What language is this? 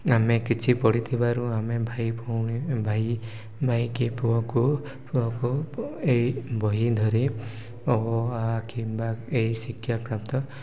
Odia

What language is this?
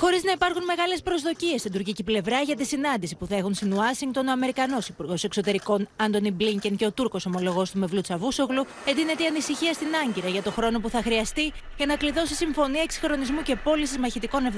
Greek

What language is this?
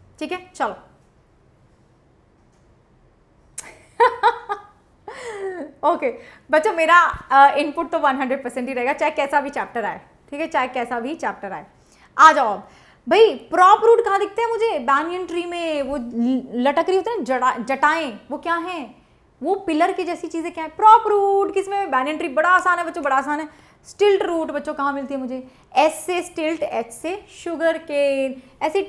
Hindi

